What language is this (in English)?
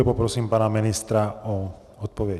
Czech